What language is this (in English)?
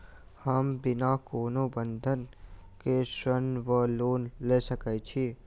Maithili